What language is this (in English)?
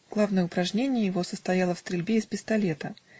Russian